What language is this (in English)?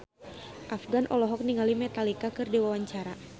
Sundanese